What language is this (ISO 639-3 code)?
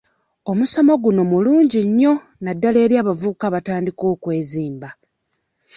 lug